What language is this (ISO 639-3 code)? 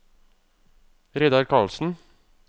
nor